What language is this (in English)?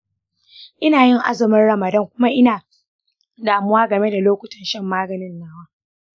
Hausa